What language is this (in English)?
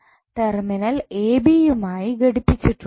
Malayalam